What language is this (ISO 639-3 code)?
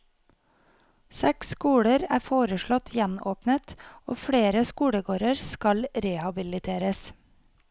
nor